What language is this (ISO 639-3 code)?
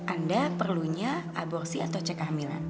ind